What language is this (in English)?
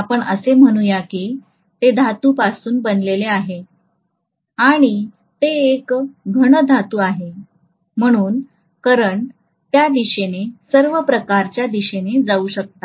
Marathi